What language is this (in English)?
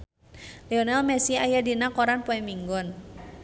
Sundanese